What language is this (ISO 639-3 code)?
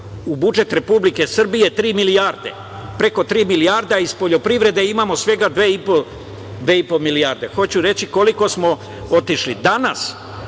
srp